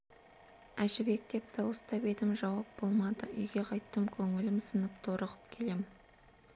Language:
Kazakh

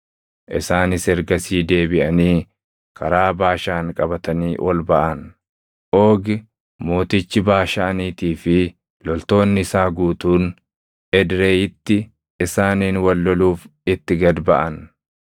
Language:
Oromo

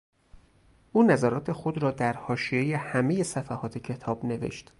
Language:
Persian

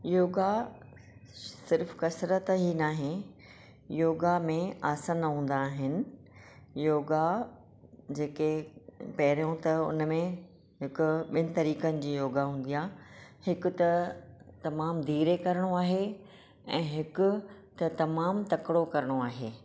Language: Sindhi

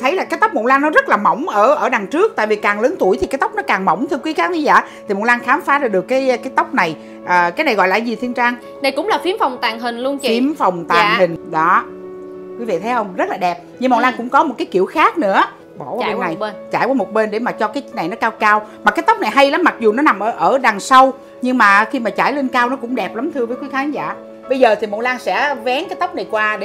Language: Vietnamese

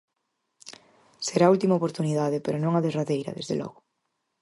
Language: Galician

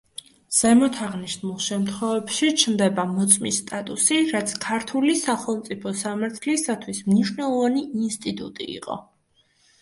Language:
Georgian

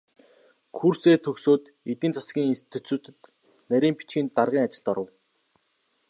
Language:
Mongolian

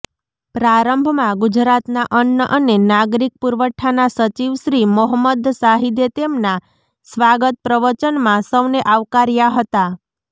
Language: Gujarati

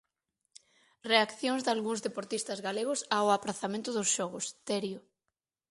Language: Galician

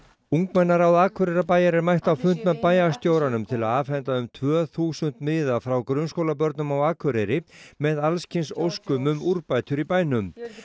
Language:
Icelandic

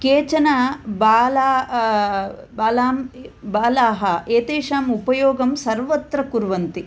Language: Sanskrit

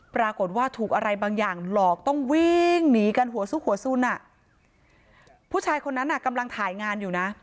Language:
Thai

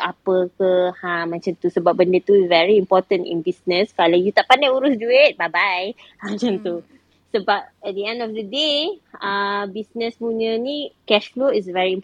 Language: Malay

